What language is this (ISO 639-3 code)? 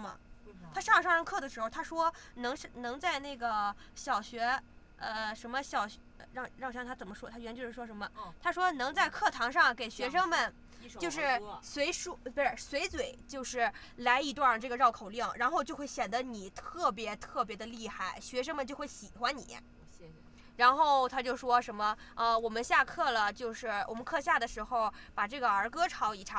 zho